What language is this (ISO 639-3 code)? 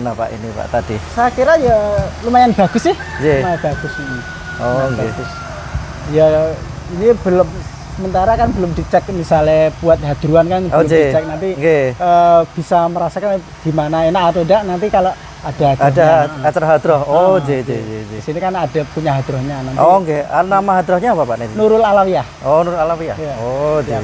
ind